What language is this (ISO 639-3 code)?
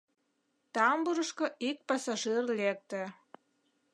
chm